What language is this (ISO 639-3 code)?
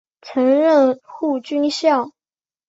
zho